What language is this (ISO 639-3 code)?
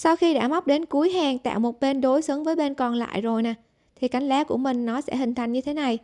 vie